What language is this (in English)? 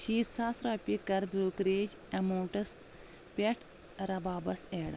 Kashmiri